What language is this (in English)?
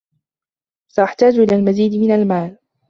Arabic